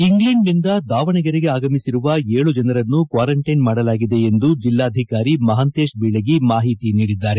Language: Kannada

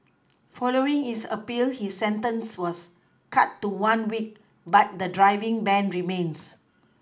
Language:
English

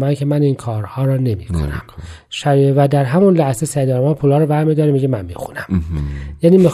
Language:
Persian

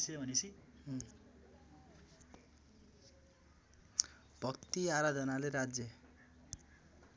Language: Nepali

